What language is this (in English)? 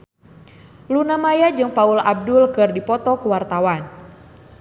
Sundanese